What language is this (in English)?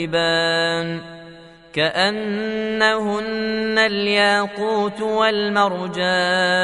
Arabic